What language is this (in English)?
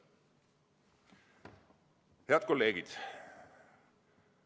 Estonian